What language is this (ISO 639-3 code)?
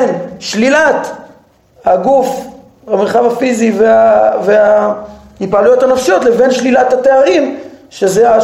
heb